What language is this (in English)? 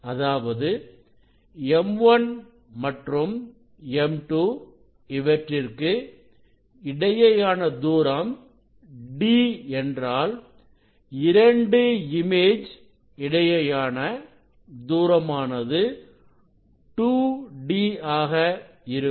Tamil